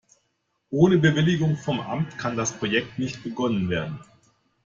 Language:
German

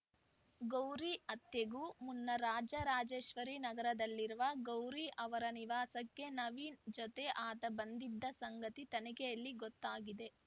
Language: Kannada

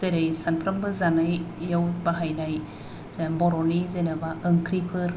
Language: Bodo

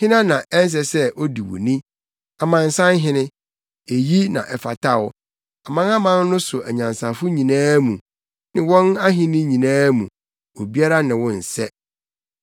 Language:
Akan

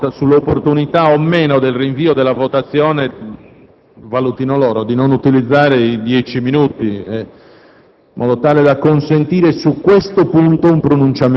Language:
Italian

